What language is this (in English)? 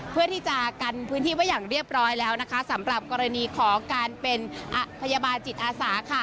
Thai